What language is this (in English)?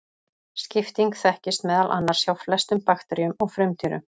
Icelandic